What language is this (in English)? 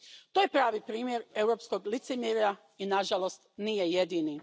Croatian